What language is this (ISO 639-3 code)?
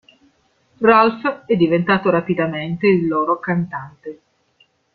ita